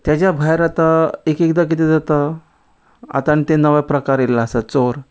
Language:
Konkani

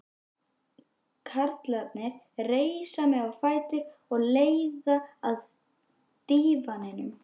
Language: Icelandic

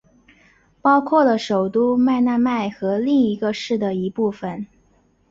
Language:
Chinese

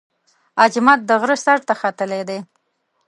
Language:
Pashto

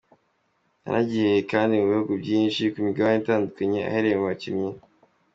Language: Kinyarwanda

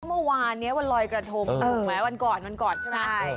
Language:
Thai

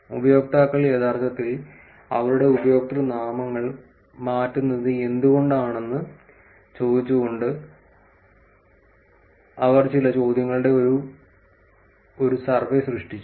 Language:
Malayalam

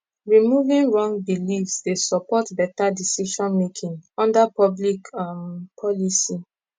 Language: Nigerian Pidgin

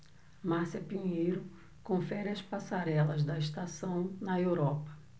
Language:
Portuguese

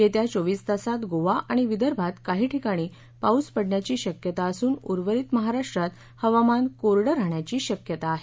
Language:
Marathi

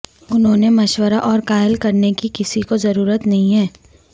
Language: Urdu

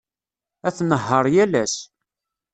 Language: Kabyle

